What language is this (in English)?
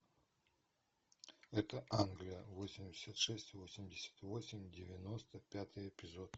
Russian